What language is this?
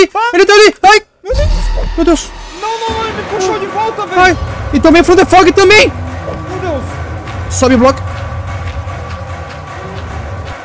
Portuguese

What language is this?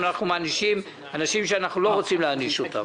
Hebrew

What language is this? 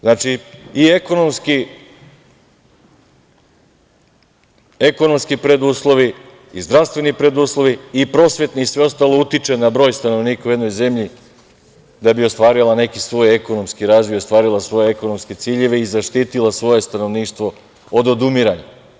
Serbian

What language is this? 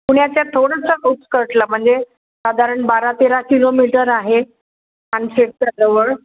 Marathi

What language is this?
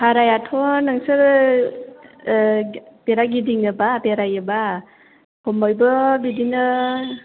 Bodo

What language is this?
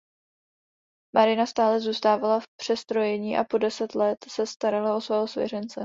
Czech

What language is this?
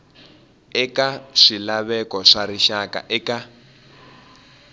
Tsonga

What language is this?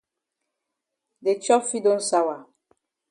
Cameroon Pidgin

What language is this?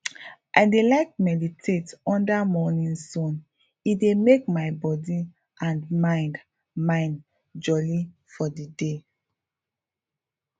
Nigerian Pidgin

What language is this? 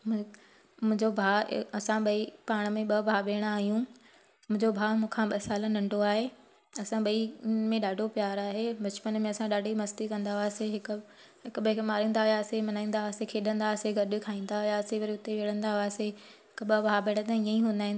Sindhi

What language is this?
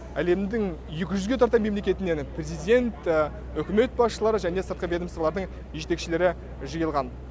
Kazakh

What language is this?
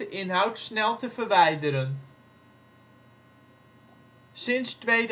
Dutch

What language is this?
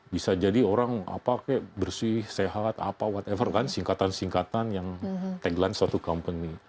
Indonesian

